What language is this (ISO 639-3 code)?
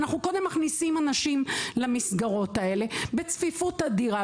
heb